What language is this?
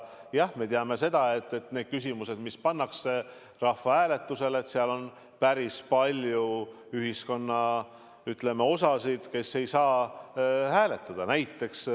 Estonian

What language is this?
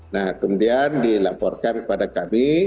Indonesian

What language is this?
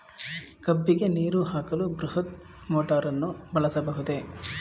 Kannada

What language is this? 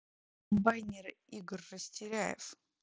Russian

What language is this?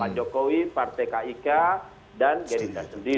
Indonesian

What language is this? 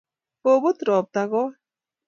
Kalenjin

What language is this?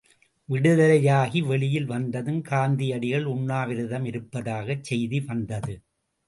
Tamil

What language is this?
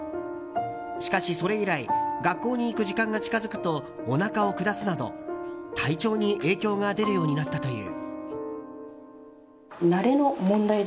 Japanese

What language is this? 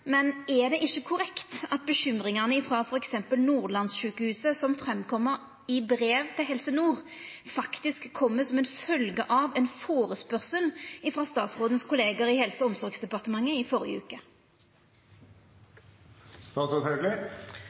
Norwegian Nynorsk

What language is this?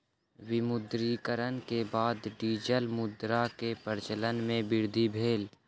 Maithili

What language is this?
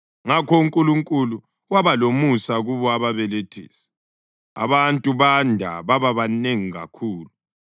North Ndebele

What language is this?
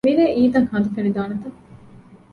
Divehi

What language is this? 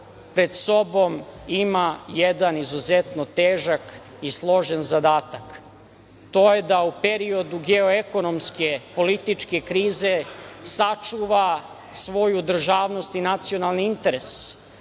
Serbian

